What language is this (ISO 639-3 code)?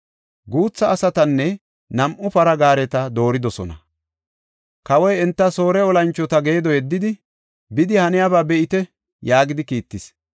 gof